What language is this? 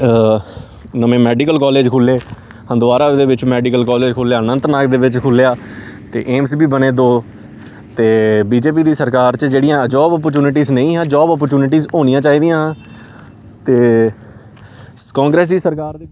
Dogri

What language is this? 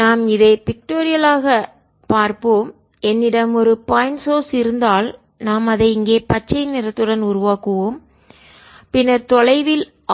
Tamil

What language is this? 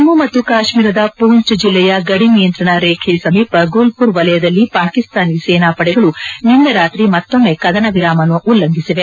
Kannada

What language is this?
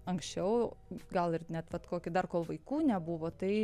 Lithuanian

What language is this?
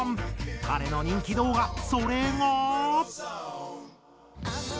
Japanese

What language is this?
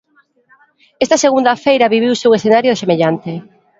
Galician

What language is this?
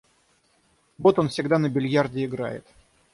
Russian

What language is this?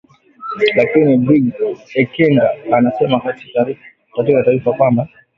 Swahili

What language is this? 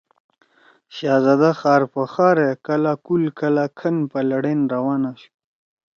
Torwali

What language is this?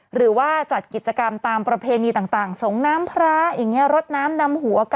Thai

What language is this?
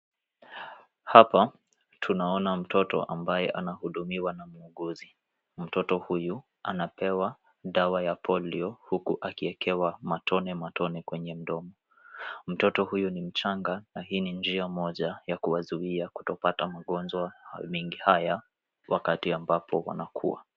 Swahili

